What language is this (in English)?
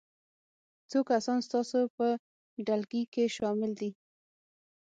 Pashto